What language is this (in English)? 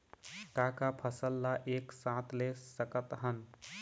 Chhattisgarhi